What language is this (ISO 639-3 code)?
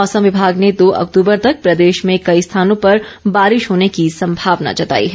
hin